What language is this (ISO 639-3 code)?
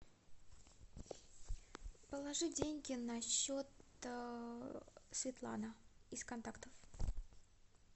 rus